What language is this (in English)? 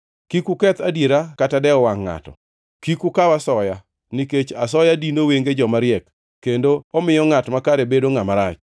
Luo (Kenya and Tanzania)